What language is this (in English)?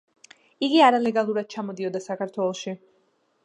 Georgian